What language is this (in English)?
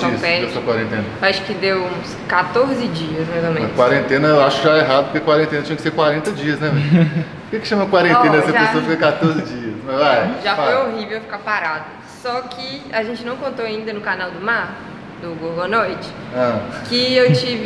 Portuguese